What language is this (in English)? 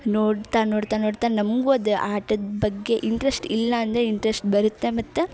Kannada